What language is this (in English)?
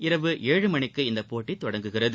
Tamil